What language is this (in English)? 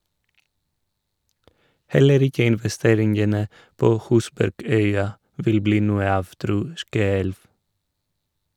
Norwegian